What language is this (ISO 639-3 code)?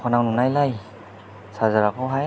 brx